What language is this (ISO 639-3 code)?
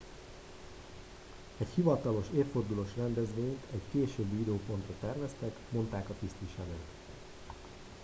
hun